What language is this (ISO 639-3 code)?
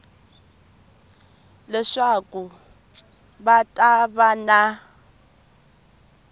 tso